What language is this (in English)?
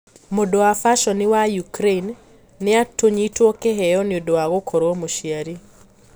Kikuyu